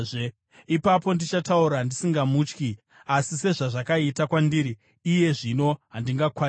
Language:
Shona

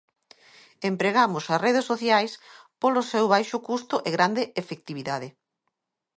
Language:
Galician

